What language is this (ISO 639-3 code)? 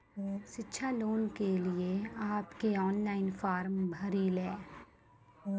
mai